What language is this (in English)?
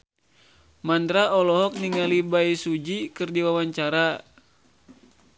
Sundanese